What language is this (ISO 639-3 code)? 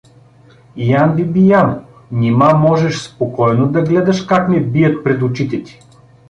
bul